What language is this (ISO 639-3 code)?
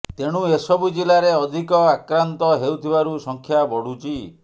ori